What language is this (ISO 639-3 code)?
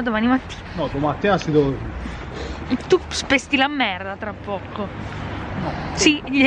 ita